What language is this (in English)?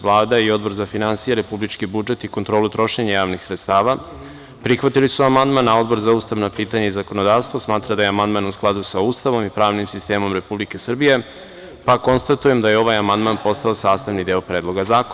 Serbian